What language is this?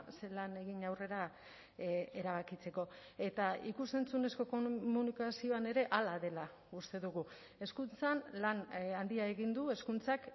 Basque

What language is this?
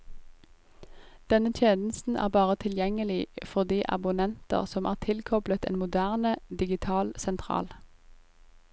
Norwegian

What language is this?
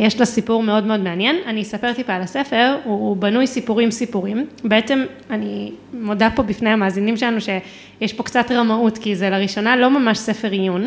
Hebrew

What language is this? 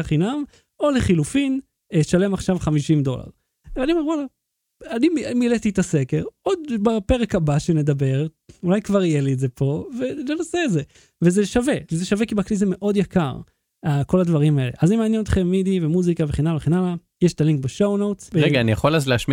Hebrew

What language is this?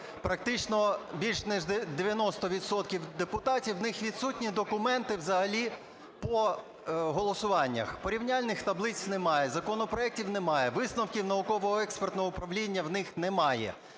Ukrainian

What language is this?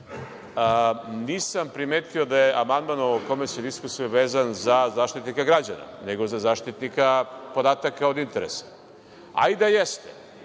Serbian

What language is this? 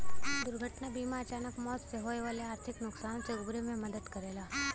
Bhojpuri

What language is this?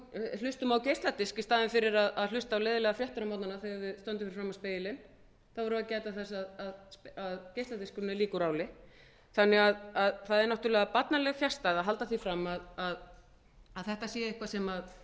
Icelandic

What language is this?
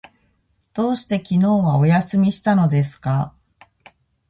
Japanese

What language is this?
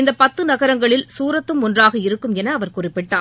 Tamil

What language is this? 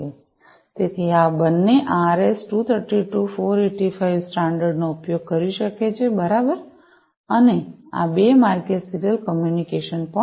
Gujarati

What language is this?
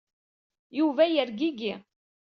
Kabyle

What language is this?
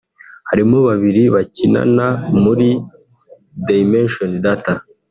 Kinyarwanda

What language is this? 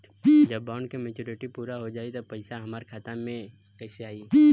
Bhojpuri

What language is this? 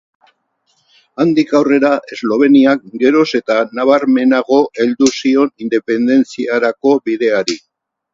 Basque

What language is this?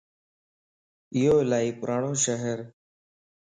Lasi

